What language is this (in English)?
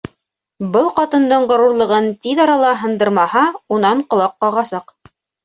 Bashkir